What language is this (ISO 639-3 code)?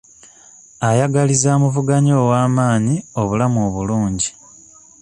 lug